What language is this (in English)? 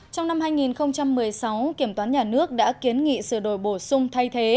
Vietnamese